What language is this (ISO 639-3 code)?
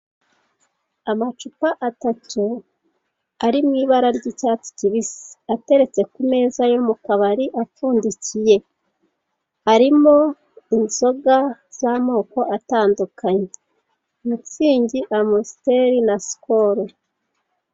kin